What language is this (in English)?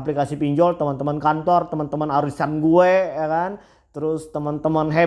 Indonesian